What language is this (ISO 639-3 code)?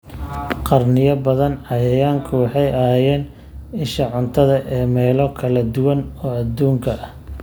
som